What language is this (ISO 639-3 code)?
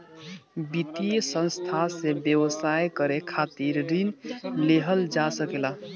bho